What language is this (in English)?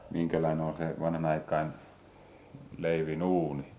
Finnish